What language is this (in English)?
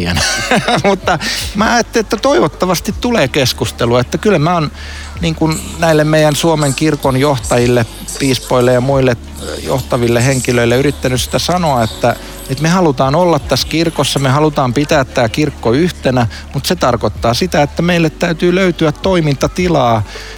Finnish